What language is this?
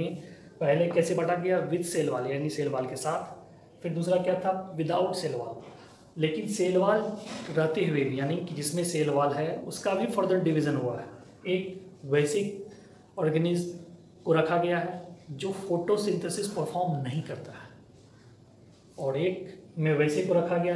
Hindi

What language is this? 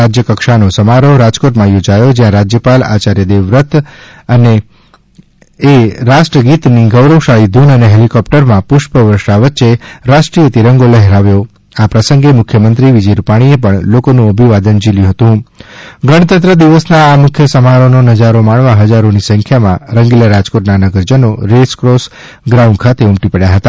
Gujarati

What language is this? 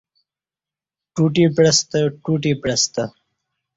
Kati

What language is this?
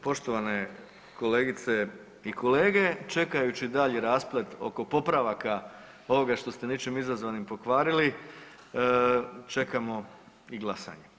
Croatian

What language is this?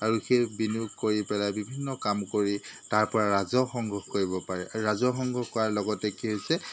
Assamese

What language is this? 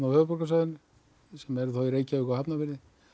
Icelandic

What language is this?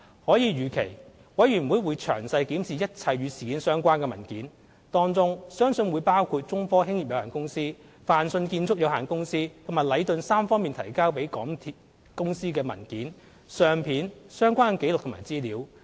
Cantonese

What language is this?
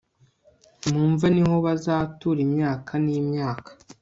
Kinyarwanda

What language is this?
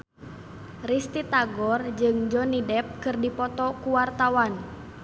Sundanese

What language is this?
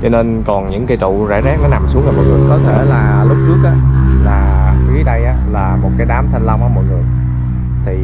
Vietnamese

